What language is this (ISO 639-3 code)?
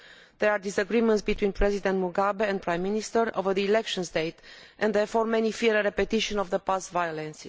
eng